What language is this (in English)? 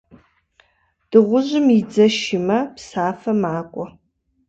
Kabardian